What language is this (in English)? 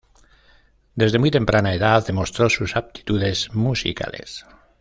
Spanish